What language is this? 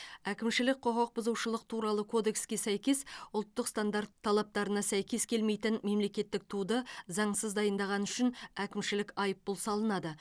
Kazakh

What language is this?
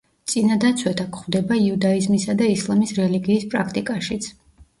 Georgian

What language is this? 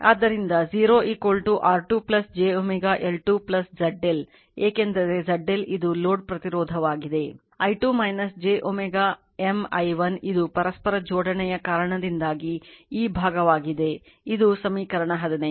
Kannada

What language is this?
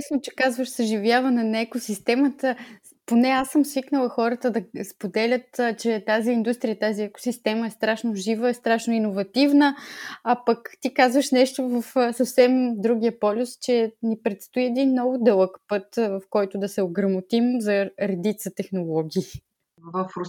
Bulgarian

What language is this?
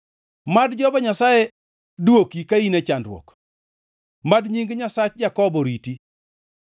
Luo (Kenya and Tanzania)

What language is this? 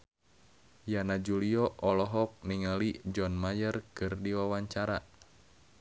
Sundanese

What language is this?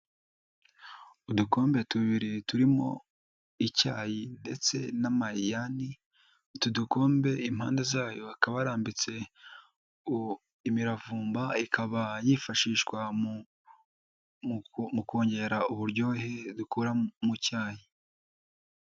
Kinyarwanda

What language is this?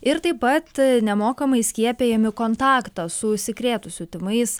Lithuanian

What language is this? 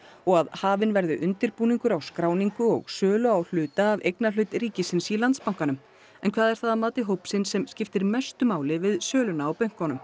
Icelandic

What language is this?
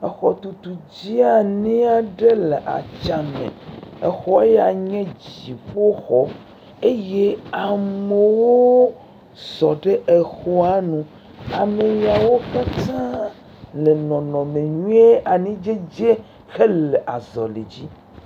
Ewe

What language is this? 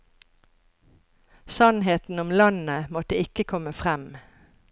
Norwegian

